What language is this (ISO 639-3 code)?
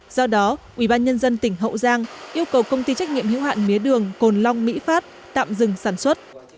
vie